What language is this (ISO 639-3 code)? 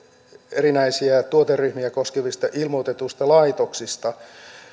fin